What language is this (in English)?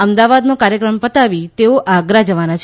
Gujarati